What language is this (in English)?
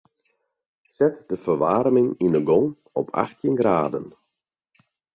Western Frisian